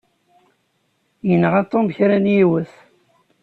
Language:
Kabyle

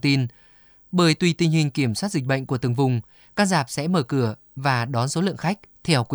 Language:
Vietnamese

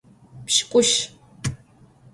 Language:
Adyghe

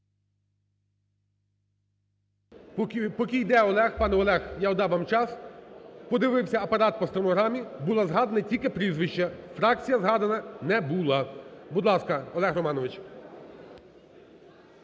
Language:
Ukrainian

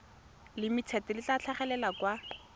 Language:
Tswana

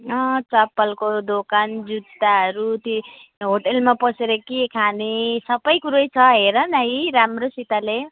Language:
Nepali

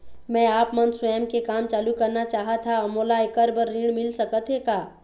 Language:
Chhattisgarhi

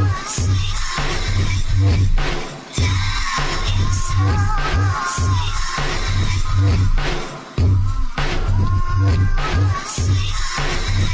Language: English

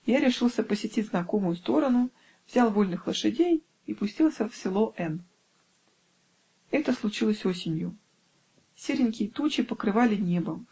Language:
Russian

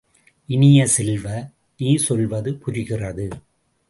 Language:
Tamil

